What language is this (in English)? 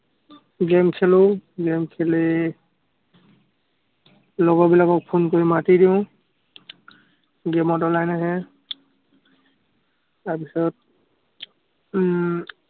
Assamese